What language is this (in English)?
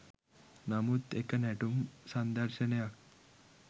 Sinhala